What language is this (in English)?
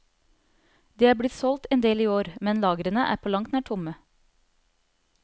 Norwegian